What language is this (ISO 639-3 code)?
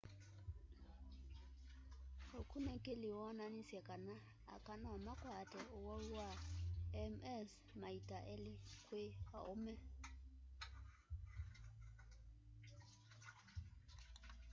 kam